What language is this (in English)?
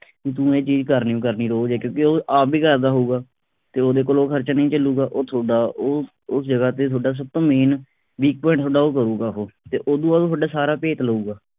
Punjabi